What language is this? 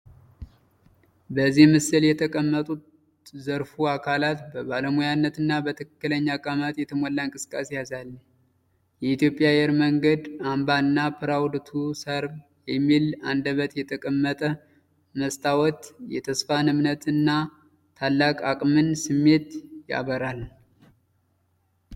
Amharic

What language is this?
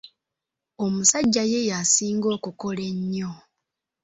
Ganda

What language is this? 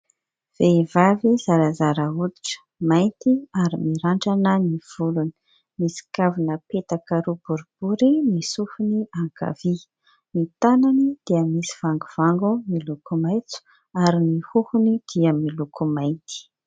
Malagasy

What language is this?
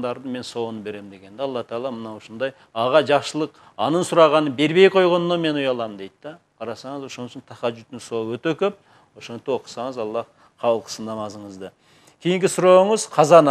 Turkish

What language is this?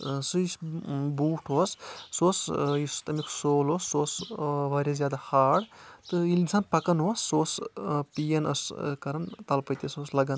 Kashmiri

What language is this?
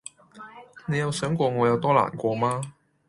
Cantonese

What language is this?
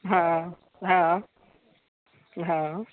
Maithili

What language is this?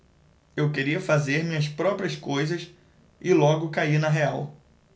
Portuguese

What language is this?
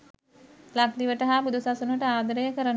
Sinhala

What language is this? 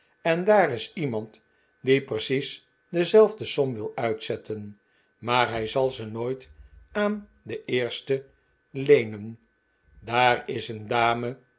Dutch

